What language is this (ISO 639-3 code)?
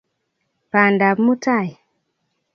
kln